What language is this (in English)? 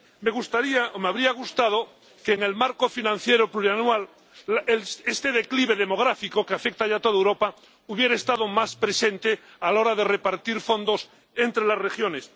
Spanish